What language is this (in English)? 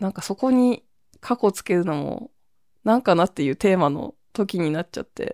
Japanese